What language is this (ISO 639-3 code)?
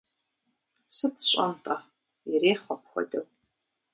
kbd